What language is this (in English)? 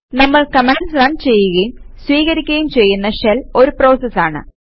Malayalam